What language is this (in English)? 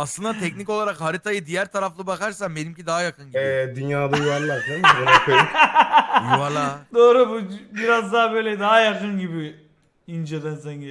Turkish